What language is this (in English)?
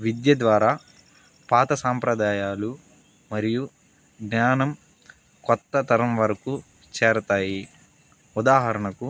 Telugu